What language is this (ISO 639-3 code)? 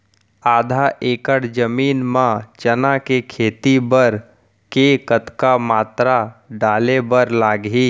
hne